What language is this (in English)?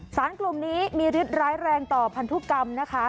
Thai